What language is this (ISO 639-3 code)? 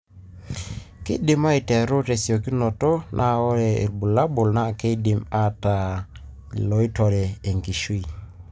mas